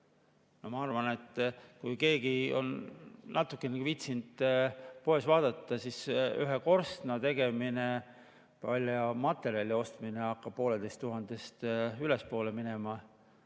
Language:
Estonian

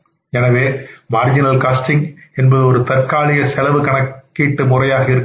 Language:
Tamil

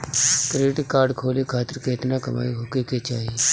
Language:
Bhojpuri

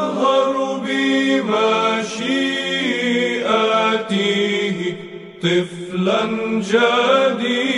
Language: Arabic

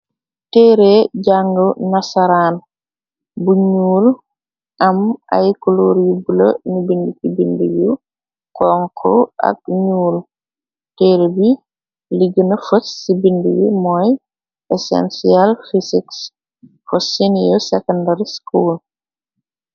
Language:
Wolof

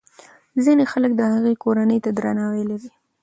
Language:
Pashto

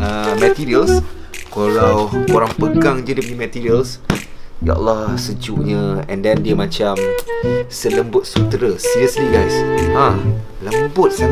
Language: Malay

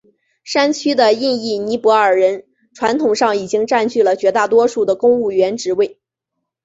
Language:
Chinese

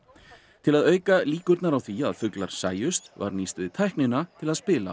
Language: Icelandic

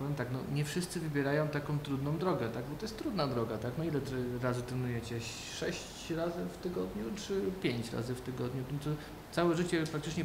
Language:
Polish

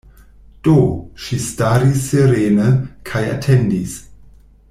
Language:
Esperanto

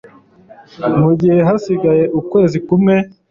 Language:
Kinyarwanda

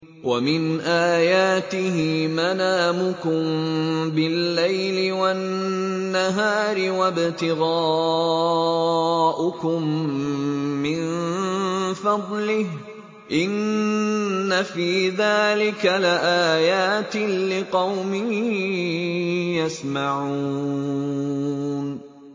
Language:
Arabic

